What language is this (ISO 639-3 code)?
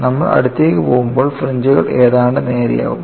mal